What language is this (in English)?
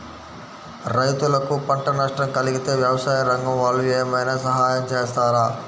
Telugu